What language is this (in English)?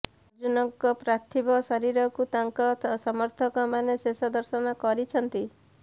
Odia